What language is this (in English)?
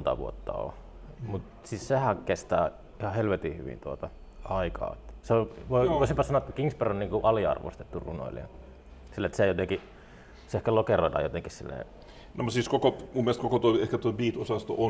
Finnish